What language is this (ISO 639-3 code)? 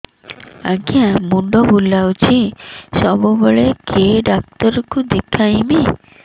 ori